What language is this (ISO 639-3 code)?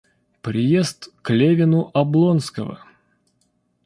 rus